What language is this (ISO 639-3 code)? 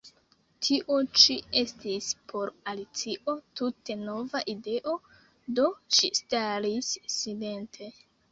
epo